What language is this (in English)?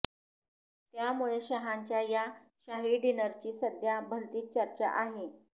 Marathi